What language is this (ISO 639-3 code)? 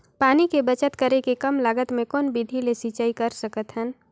hne